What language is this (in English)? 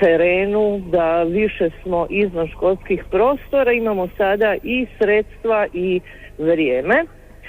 Croatian